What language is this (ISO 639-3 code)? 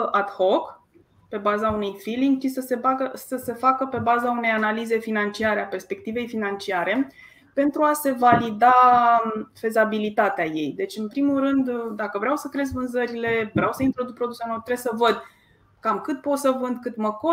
ron